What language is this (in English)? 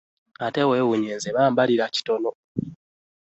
Ganda